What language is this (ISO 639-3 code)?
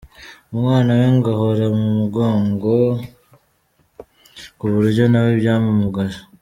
kin